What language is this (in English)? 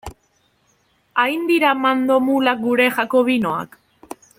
Basque